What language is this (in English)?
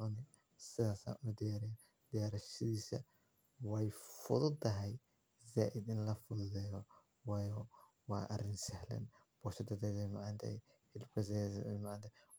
Somali